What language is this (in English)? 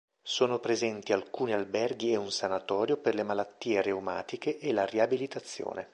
Italian